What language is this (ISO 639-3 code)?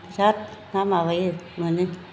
brx